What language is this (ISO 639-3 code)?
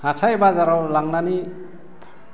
brx